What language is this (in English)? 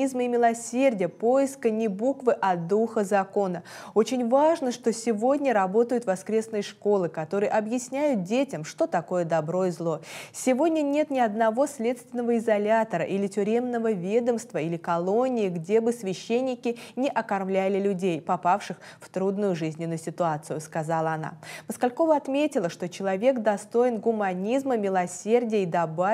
Russian